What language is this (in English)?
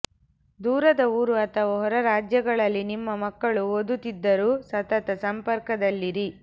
Kannada